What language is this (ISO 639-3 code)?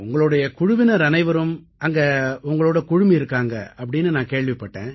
tam